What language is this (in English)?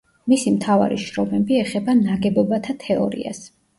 Georgian